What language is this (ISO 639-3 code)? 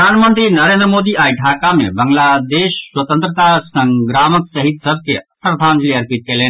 mai